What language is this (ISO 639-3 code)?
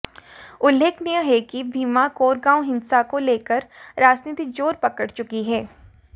hin